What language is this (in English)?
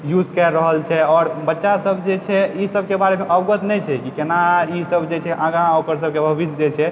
Maithili